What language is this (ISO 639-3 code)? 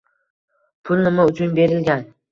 uzb